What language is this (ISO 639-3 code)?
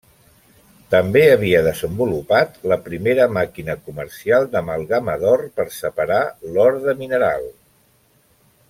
cat